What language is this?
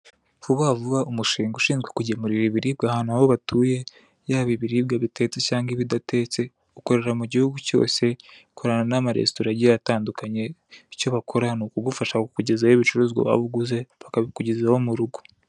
Kinyarwanda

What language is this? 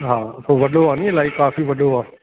Sindhi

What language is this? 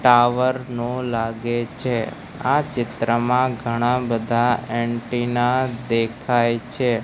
Gujarati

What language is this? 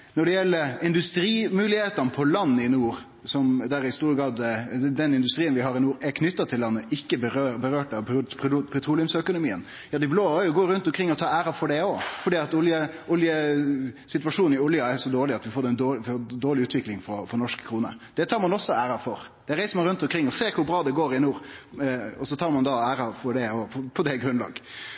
Norwegian Nynorsk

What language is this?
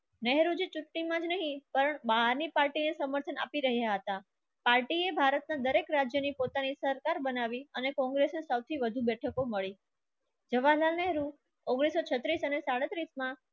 Gujarati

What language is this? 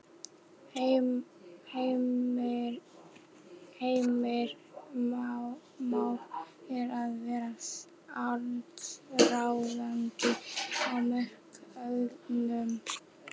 Icelandic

